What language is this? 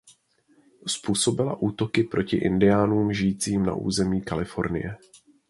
Czech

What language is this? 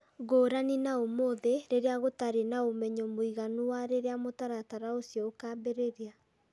Kikuyu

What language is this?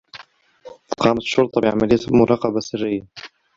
Arabic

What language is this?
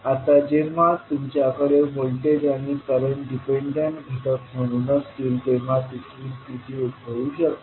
Marathi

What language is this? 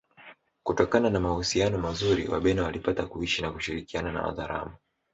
Swahili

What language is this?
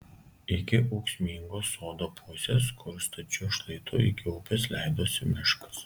Lithuanian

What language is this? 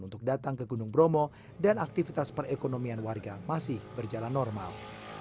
Indonesian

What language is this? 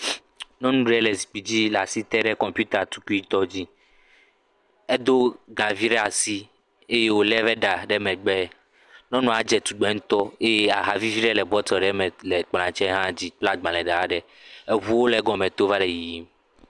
Ewe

